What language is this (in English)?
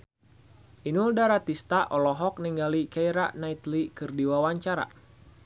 Sundanese